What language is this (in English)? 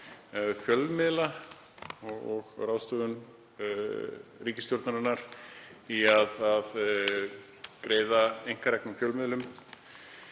Icelandic